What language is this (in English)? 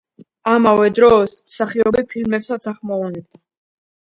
Georgian